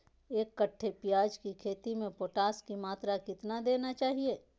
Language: Magahi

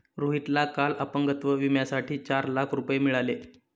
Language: Marathi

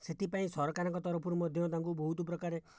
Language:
Odia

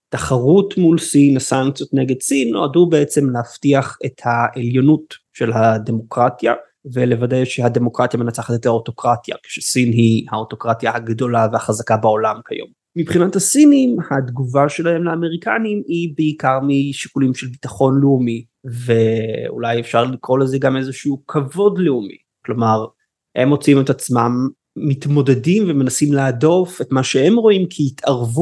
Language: Hebrew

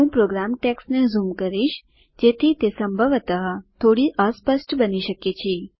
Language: Gujarati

